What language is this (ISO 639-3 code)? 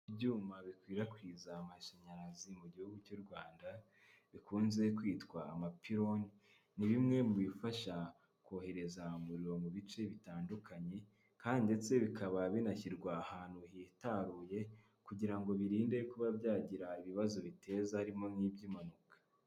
kin